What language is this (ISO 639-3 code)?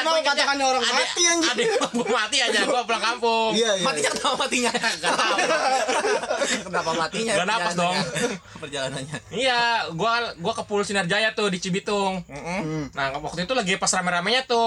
ind